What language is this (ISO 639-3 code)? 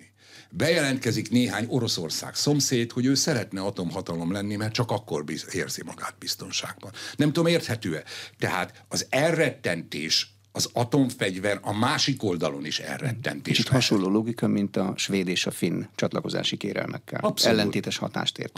hun